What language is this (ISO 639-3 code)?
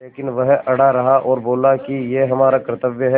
hin